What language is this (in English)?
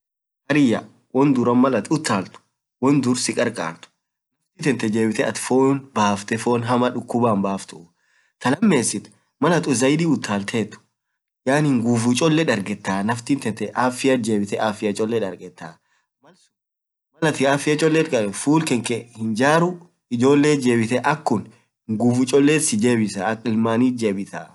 Orma